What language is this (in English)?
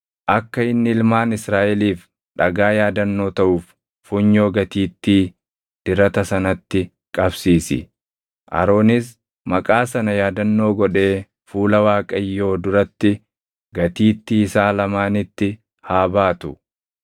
Oromo